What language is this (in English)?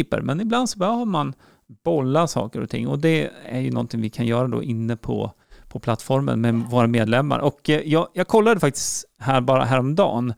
Swedish